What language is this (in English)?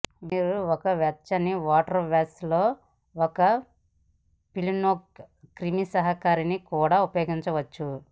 Telugu